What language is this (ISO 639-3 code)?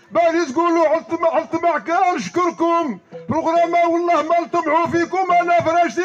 ara